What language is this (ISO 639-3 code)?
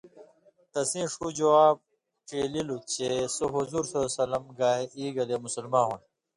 mvy